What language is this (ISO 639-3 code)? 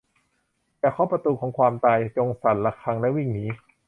tha